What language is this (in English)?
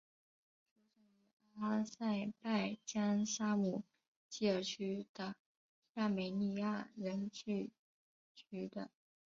Chinese